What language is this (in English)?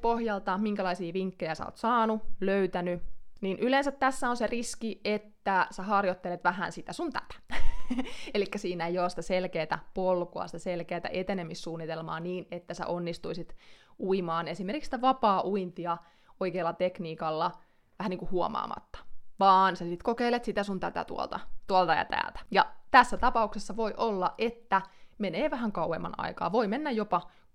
Finnish